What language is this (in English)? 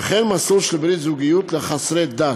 Hebrew